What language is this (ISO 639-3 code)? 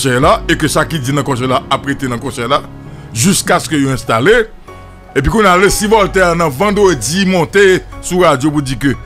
fra